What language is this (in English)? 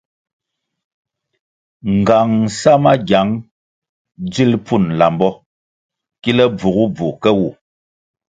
Kwasio